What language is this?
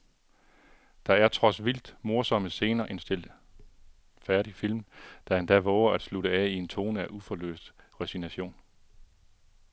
Danish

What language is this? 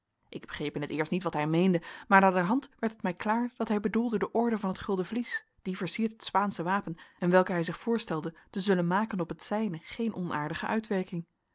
Dutch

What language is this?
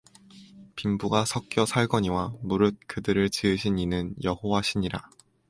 Korean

